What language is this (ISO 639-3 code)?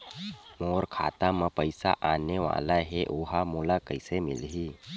hne